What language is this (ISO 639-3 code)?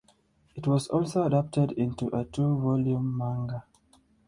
eng